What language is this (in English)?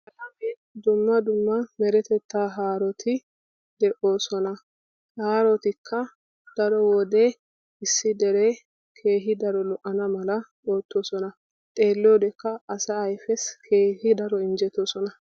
Wolaytta